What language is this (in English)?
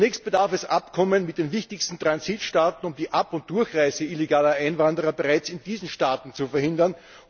German